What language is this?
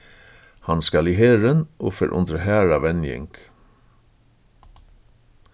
Faroese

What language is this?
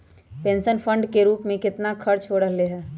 Magahi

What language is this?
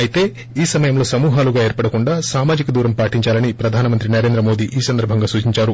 Telugu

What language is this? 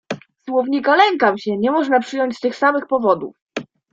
Polish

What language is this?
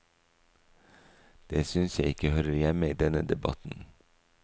Norwegian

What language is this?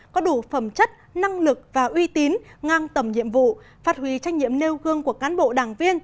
Vietnamese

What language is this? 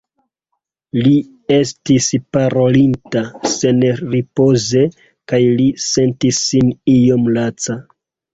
Esperanto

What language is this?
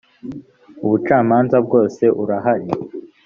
Kinyarwanda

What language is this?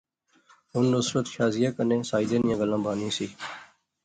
Pahari-Potwari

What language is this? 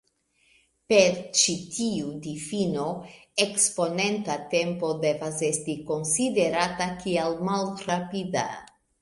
Esperanto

